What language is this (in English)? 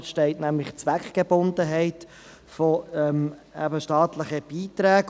Swiss German